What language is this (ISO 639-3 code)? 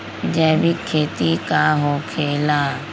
mag